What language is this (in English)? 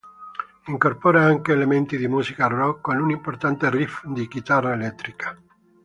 Italian